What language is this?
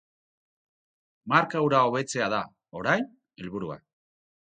Basque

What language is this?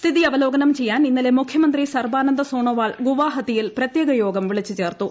Malayalam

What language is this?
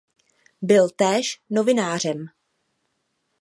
Czech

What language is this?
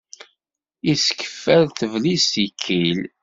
Kabyle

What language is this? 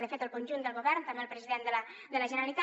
Catalan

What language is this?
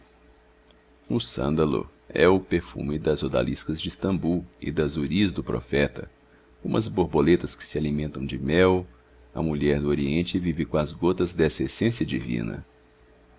Portuguese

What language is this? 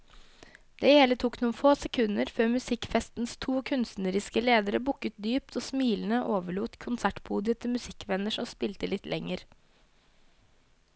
Norwegian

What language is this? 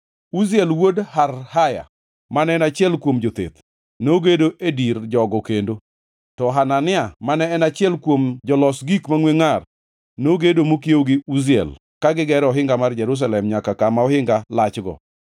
Luo (Kenya and Tanzania)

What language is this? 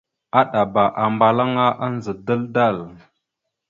Mada (Cameroon)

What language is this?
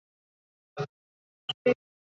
Chinese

